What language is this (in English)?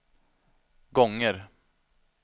Swedish